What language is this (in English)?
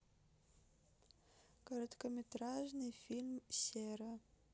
Russian